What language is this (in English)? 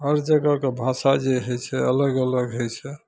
Maithili